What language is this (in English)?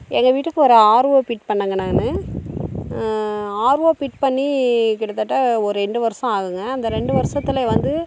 Tamil